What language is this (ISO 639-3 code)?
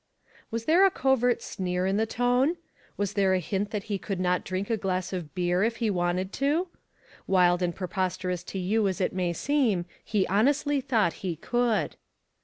eng